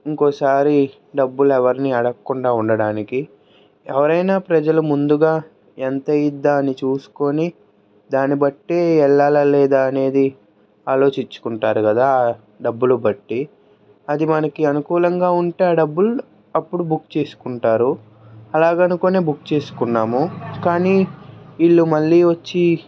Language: Telugu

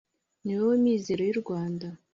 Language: Kinyarwanda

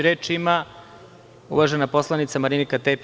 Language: Serbian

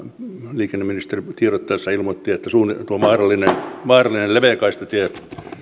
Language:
Finnish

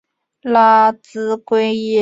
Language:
Chinese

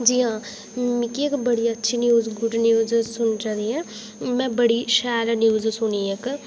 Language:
Dogri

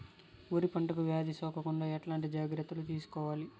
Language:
Telugu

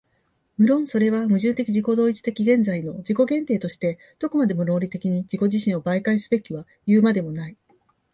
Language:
Japanese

